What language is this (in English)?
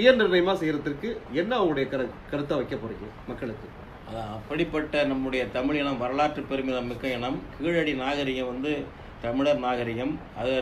Arabic